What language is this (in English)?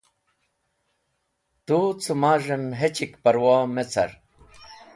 Wakhi